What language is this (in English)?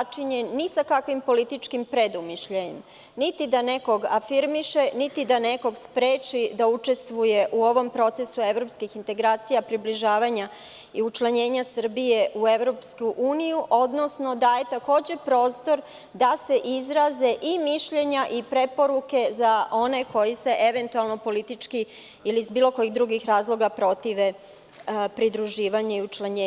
Serbian